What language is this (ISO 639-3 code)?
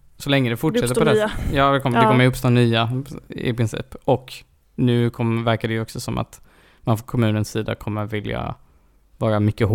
swe